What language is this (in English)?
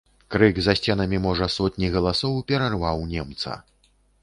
Belarusian